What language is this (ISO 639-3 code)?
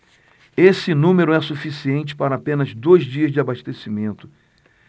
por